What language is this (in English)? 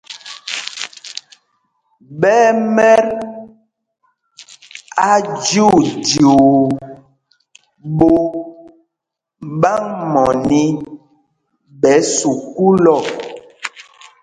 Mpumpong